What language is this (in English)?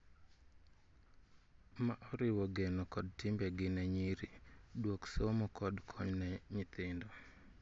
Luo (Kenya and Tanzania)